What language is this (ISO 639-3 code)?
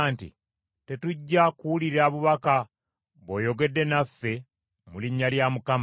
lug